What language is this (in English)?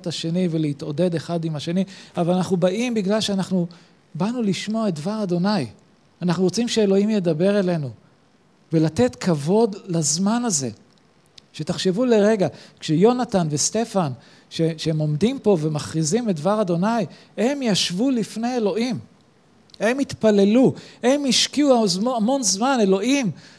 Hebrew